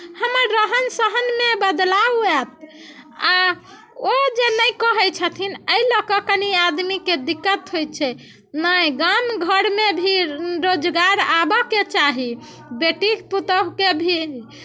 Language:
Maithili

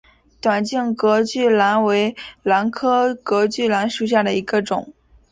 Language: Chinese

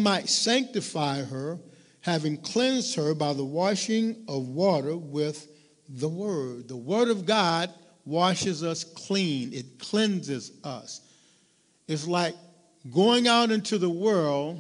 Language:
English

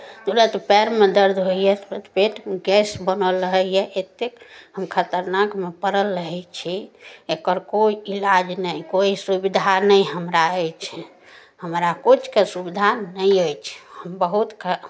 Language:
Maithili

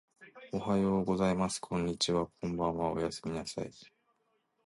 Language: Japanese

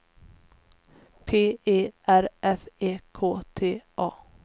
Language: Swedish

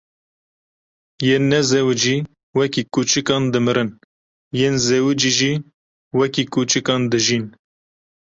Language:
Kurdish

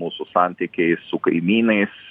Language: Lithuanian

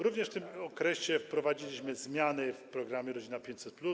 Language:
Polish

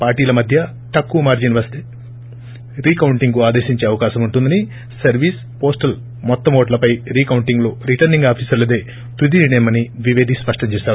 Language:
Telugu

